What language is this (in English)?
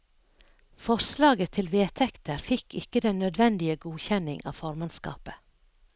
Norwegian